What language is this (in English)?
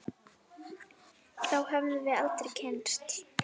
Icelandic